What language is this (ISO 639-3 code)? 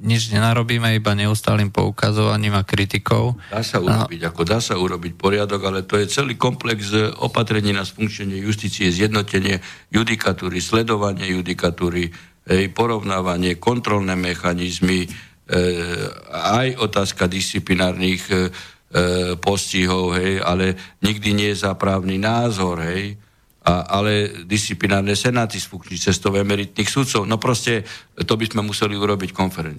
slk